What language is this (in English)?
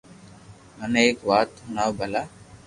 Loarki